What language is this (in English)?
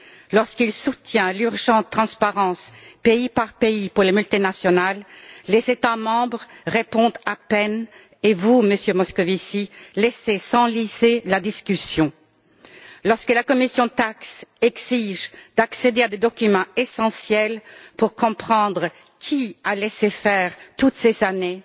French